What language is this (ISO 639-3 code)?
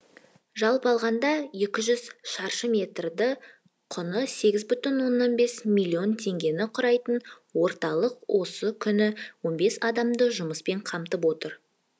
kaz